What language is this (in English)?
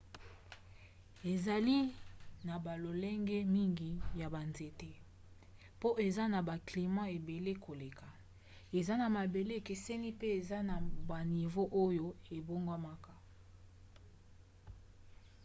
Lingala